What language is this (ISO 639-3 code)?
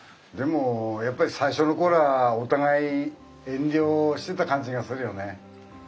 jpn